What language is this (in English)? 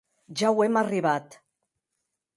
Occitan